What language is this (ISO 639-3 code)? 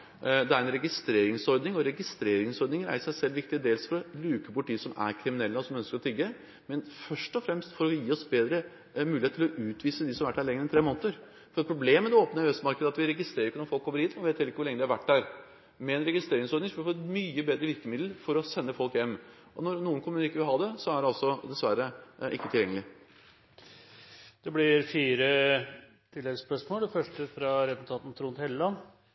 nor